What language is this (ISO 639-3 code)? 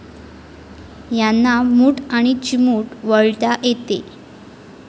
mar